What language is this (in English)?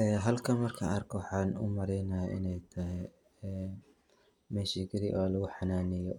Somali